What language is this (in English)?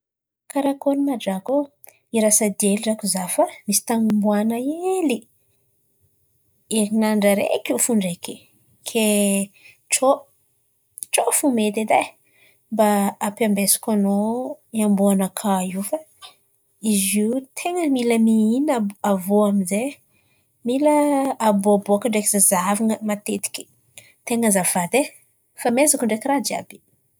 Antankarana Malagasy